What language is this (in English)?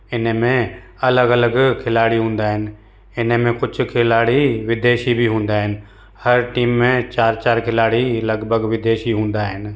Sindhi